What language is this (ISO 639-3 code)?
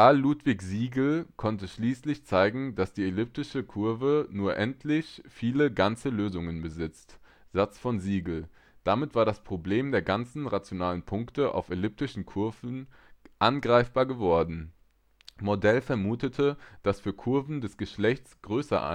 deu